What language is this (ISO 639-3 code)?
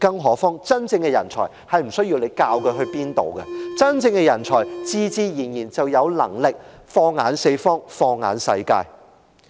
yue